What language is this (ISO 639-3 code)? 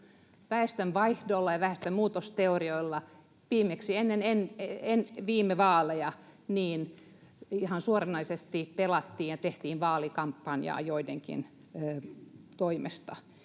fin